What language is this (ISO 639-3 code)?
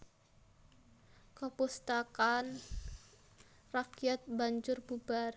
jav